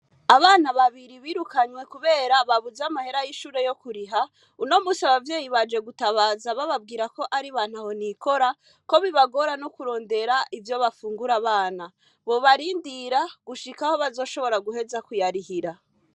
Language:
Rundi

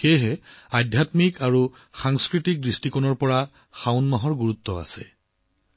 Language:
Assamese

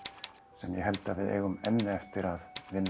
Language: Icelandic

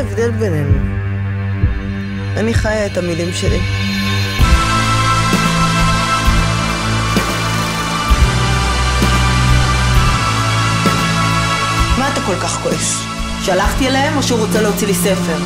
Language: Hebrew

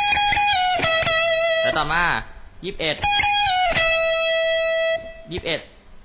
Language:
Thai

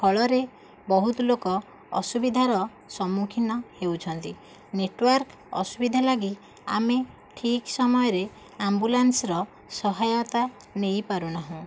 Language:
Odia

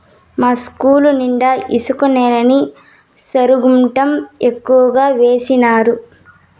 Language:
Telugu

